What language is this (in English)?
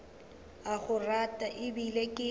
Northern Sotho